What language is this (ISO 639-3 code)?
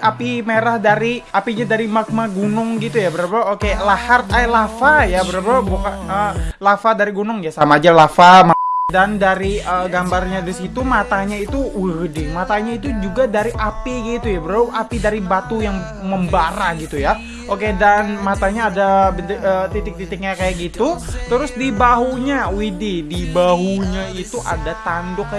ind